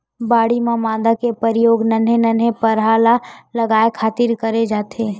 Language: Chhattisgarhi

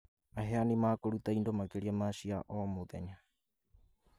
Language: Kikuyu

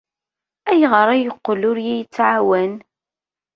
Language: Kabyle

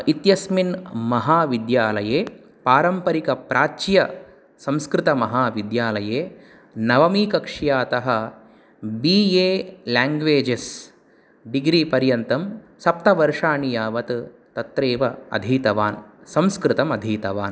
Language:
Sanskrit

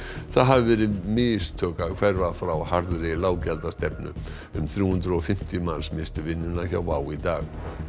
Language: Icelandic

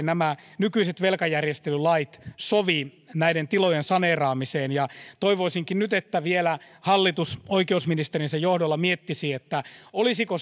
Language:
Finnish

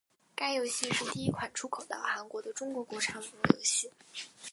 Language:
Chinese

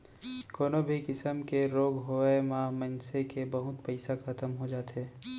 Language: Chhattisgarhi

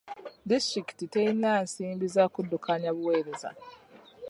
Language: Ganda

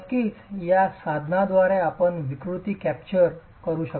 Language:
Marathi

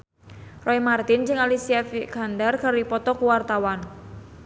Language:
Sundanese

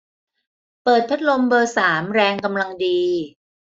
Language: Thai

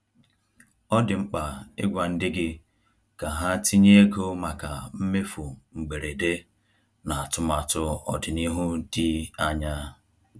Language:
Igbo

